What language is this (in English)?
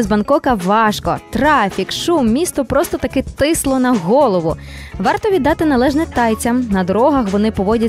Ukrainian